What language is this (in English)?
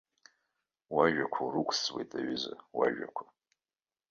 Abkhazian